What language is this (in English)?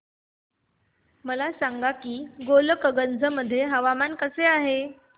Marathi